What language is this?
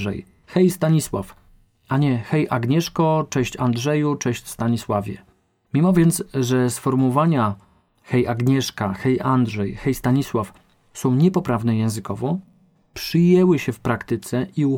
Polish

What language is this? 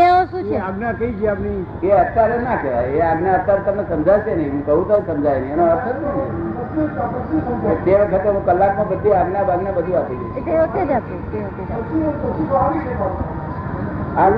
Gujarati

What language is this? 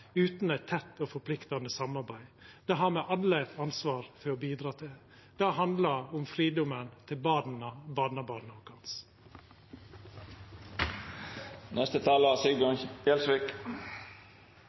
Norwegian Nynorsk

